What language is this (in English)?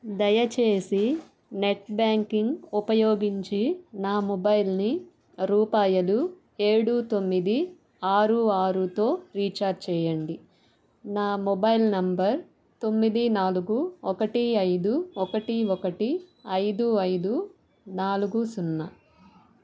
Telugu